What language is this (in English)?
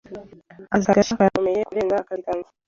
Kinyarwanda